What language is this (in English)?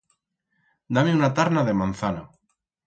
Aragonese